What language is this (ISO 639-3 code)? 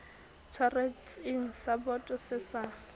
sot